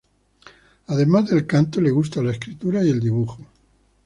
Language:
Spanish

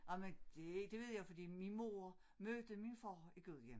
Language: Danish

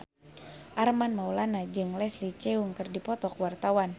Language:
Sundanese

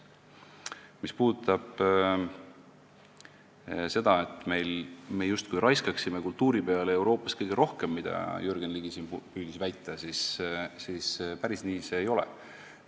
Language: Estonian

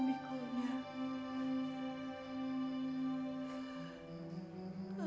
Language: Indonesian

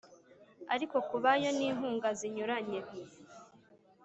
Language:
Kinyarwanda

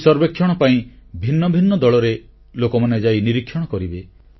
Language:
Odia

